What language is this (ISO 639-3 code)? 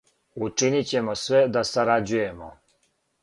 srp